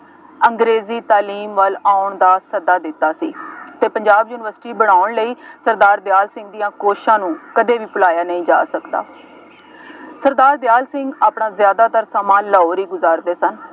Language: Punjabi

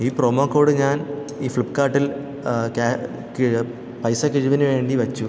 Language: Malayalam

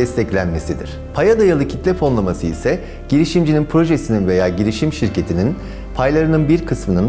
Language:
Turkish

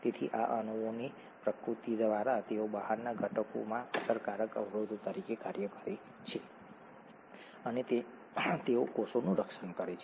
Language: Gujarati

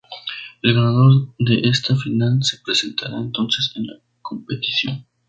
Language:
Spanish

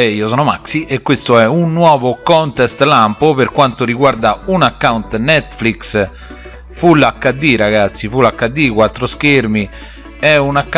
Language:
Italian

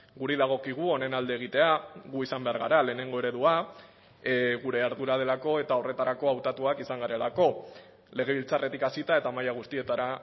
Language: Basque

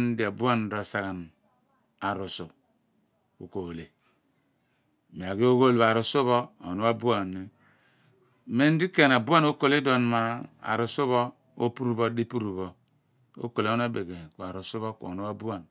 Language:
Abua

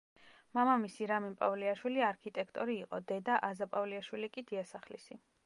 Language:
Georgian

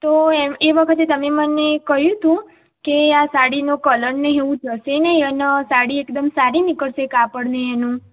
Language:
Gujarati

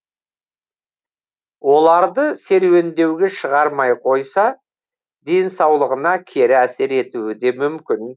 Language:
Kazakh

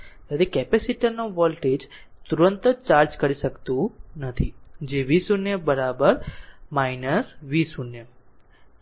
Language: Gujarati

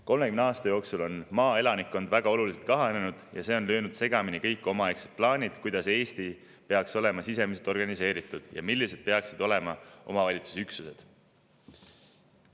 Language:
Estonian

